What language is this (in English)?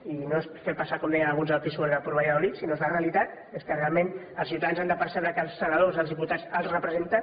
Catalan